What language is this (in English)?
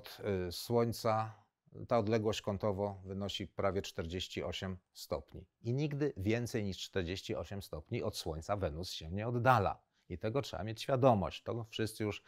Polish